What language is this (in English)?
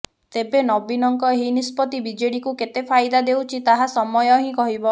Odia